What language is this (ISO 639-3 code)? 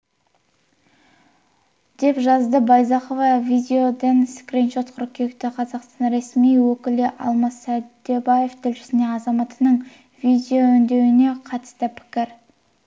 kaz